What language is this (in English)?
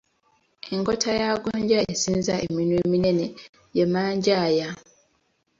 Ganda